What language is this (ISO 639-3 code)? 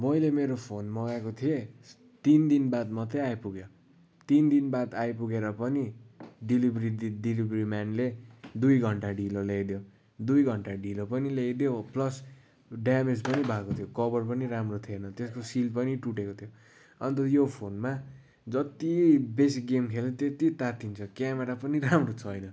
nep